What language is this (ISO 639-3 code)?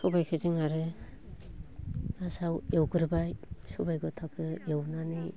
brx